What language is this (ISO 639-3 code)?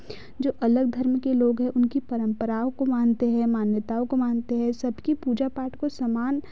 hin